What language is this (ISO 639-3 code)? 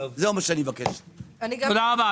heb